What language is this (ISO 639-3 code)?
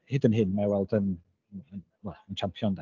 cym